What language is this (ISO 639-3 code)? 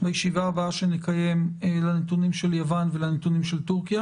heb